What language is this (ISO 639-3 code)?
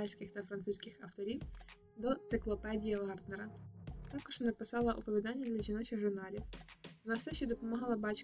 ukr